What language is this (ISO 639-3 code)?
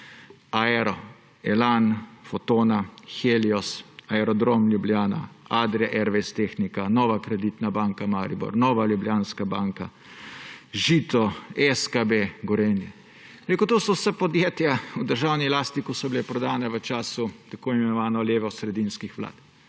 slv